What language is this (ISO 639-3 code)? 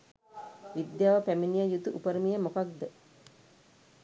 sin